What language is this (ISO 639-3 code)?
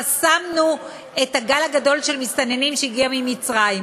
heb